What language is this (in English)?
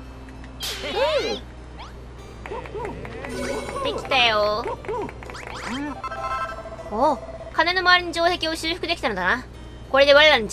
Japanese